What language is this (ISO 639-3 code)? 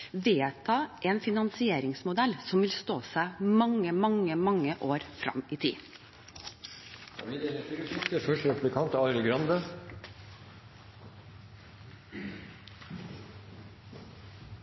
nob